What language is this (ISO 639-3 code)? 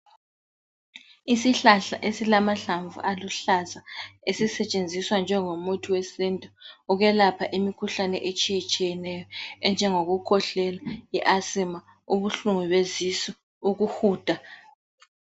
nde